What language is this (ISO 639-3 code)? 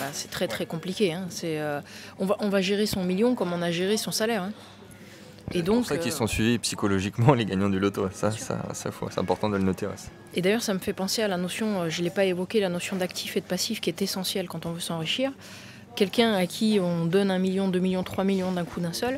fra